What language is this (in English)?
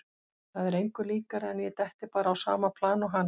Icelandic